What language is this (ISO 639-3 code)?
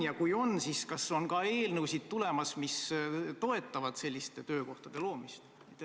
est